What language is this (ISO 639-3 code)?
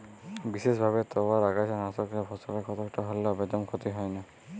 ben